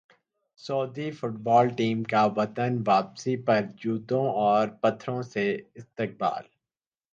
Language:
Urdu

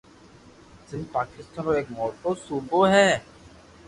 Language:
Loarki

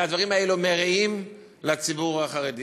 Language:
Hebrew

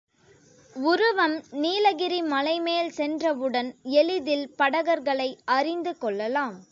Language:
Tamil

